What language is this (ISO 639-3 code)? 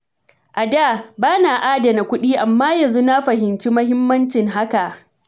hau